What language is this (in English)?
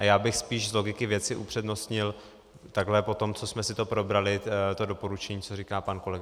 Czech